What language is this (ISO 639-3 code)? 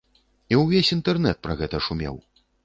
bel